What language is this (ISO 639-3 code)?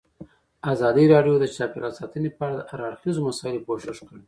pus